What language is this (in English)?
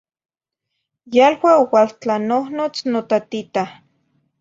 Zacatlán-Ahuacatlán-Tepetzintla Nahuatl